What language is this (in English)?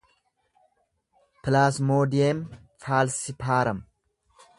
Oromo